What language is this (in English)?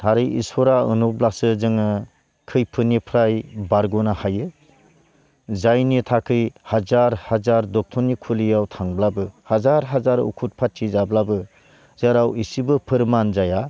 Bodo